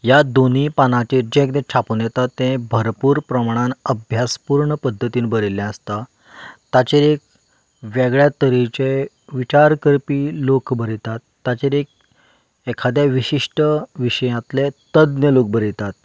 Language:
Konkani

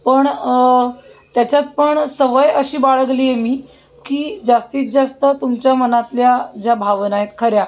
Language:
Marathi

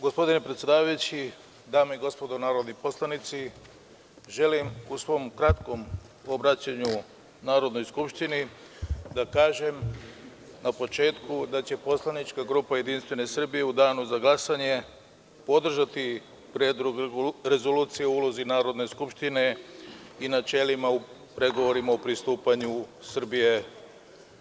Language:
Serbian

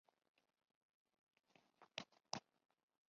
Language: Chinese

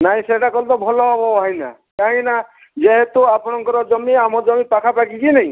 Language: Odia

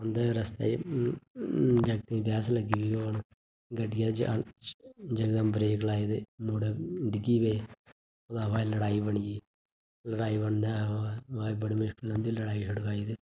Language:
Dogri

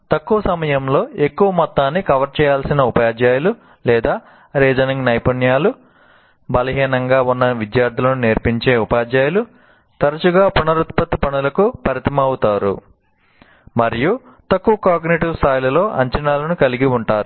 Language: Telugu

